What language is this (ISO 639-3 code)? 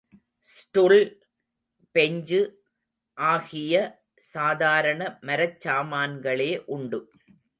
tam